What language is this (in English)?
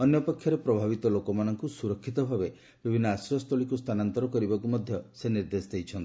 Odia